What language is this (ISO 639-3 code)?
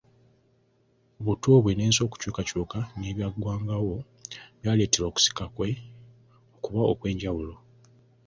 lug